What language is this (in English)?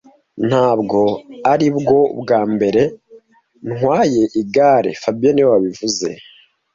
Kinyarwanda